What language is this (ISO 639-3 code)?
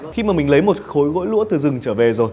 vie